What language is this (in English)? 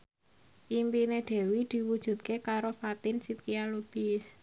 Javanese